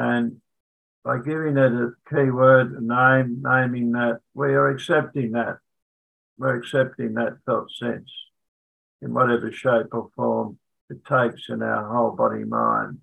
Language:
English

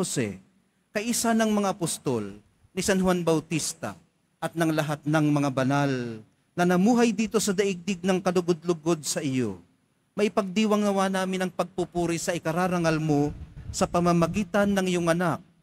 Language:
Filipino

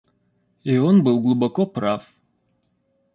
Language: Russian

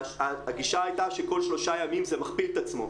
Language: Hebrew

